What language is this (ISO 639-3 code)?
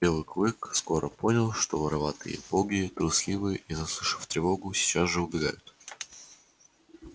rus